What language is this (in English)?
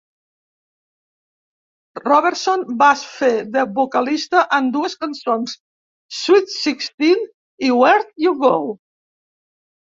Catalan